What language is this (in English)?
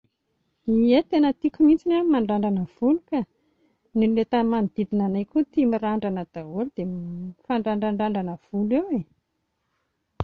Malagasy